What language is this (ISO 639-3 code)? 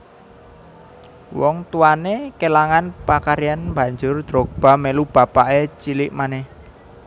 jav